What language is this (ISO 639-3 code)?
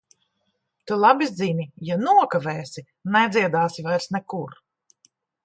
lav